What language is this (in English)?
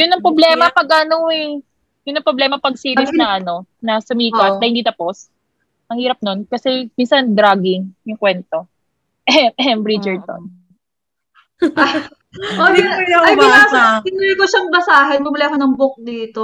Filipino